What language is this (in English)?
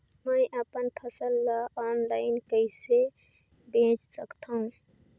Chhattisgarhi